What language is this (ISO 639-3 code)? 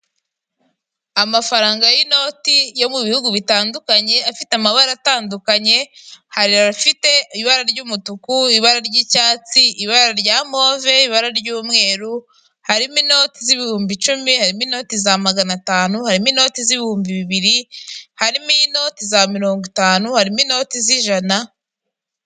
kin